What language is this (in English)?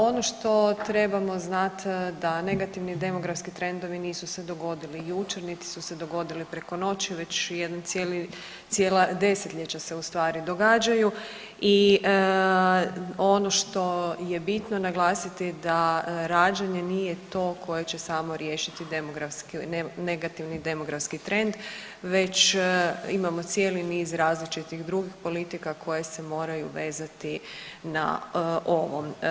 Croatian